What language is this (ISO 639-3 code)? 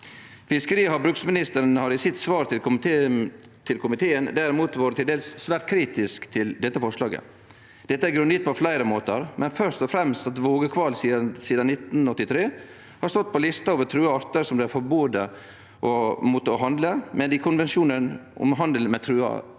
nor